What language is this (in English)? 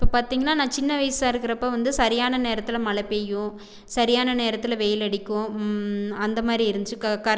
Tamil